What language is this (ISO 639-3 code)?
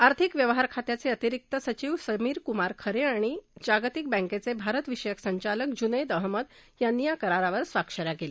mar